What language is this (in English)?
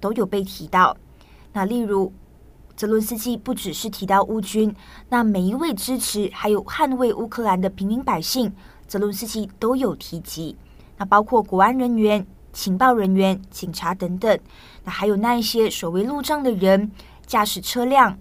Chinese